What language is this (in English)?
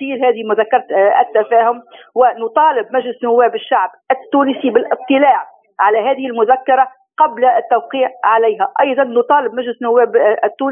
Arabic